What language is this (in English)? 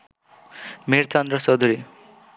Bangla